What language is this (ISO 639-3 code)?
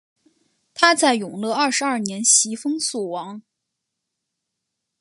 zho